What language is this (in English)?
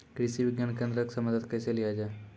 Maithili